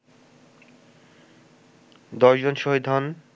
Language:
Bangla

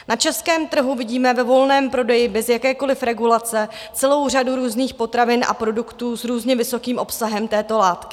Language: Czech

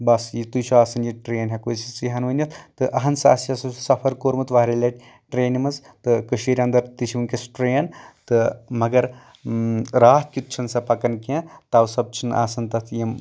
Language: Kashmiri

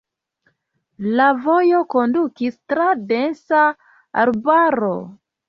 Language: Esperanto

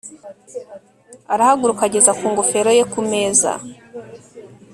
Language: Kinyarwanda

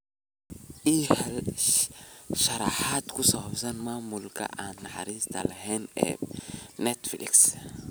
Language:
Somali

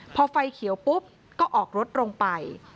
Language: Thai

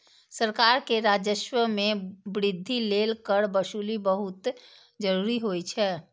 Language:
Maithili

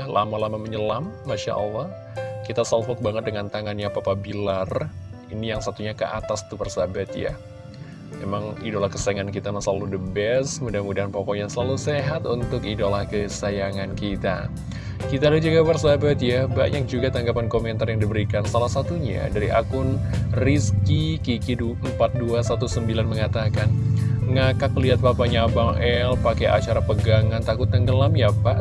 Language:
Indonesian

